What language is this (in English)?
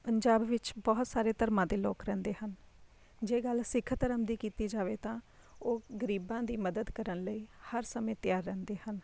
Punjabi